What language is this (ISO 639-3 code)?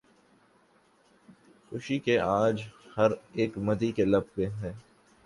urd